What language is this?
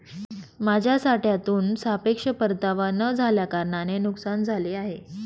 Marathi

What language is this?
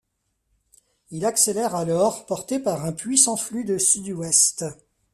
French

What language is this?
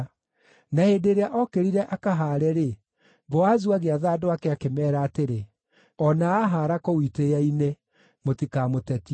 Kikuyu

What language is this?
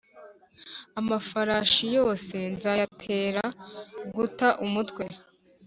Kinyarwanda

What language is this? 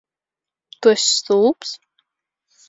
Latvian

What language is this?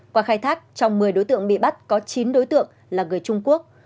Vietnamese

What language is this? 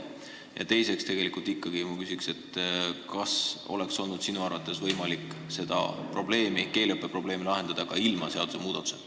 Estonian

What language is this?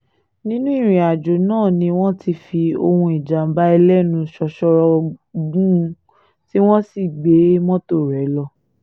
Yoruba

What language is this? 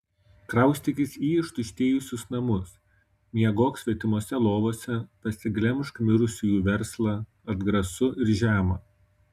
Lithuanian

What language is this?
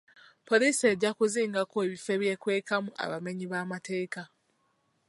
Ganda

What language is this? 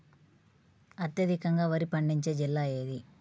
Telugu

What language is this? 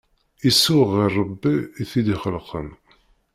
Kabyle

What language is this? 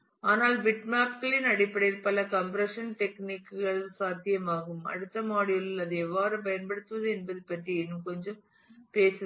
Tamil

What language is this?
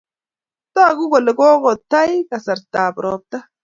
Kalenjin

